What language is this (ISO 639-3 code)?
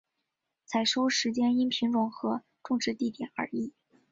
zho